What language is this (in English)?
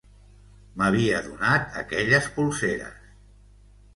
Catalan